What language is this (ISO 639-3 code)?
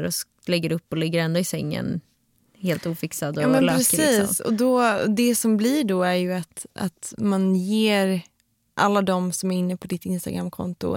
swe